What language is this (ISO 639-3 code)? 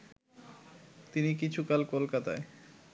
ben